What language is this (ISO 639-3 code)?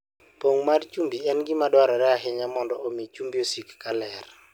luo